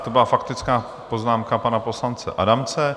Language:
Czech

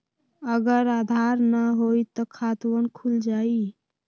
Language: Magahi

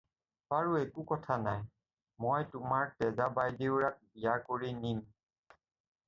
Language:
Assamese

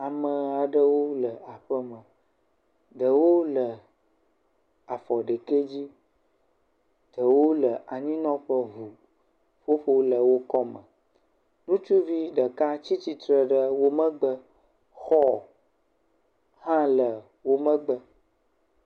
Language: Ewe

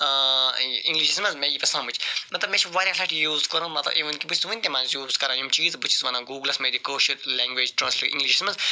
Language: Kashmiri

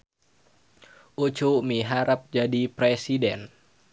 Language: Sundanese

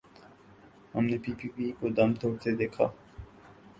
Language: Urdu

